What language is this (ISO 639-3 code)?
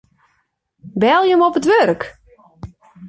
fry